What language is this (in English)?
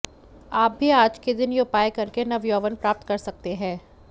Hindi